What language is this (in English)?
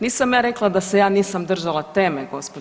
Croatian